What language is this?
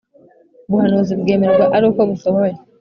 Kinyarwanda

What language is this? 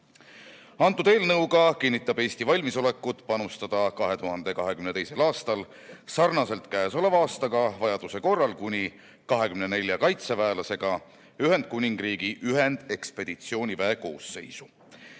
Estonian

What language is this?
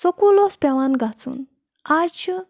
Kashmiri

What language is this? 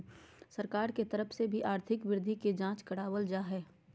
Magahi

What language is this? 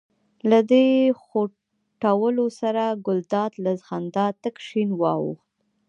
Pashto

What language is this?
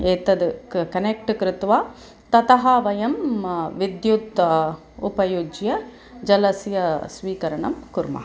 Sanskrit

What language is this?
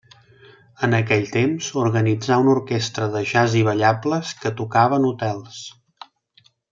Catalan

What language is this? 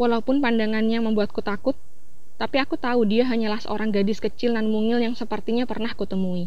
Indonesian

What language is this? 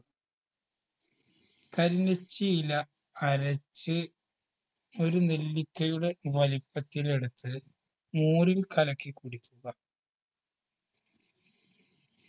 Malayalam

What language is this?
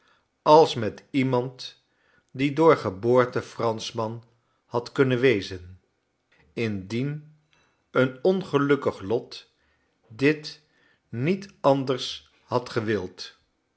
Dutch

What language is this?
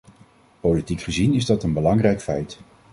Dutch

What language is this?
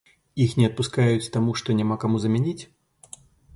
Belarusian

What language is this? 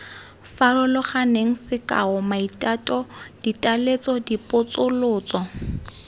Tswana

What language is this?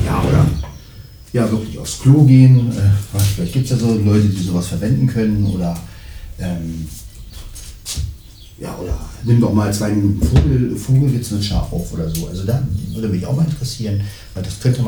German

